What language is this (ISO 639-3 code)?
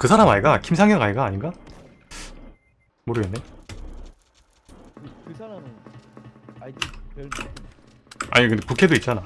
kor